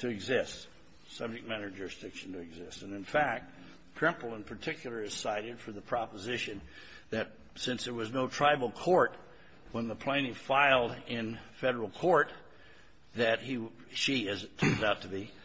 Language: English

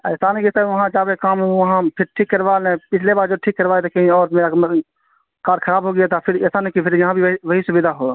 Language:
Urdu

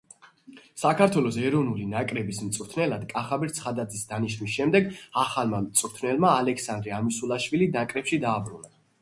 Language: Georgian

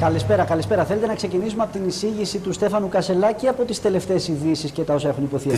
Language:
Greek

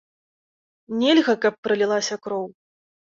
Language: Belarusian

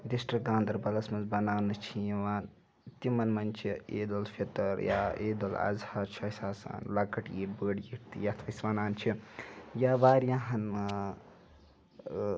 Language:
Kashmiri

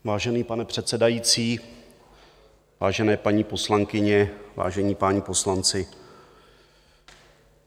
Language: Czech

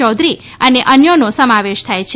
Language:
Gujarati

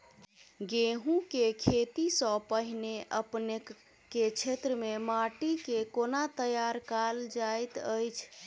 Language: Maithili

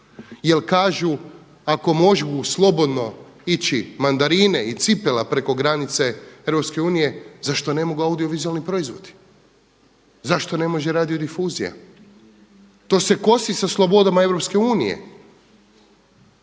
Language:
Croatian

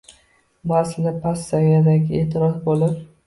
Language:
Uzbek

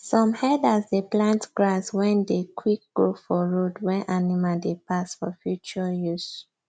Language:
Nigerian Pidgin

